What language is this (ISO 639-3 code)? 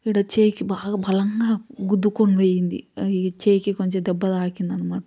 tel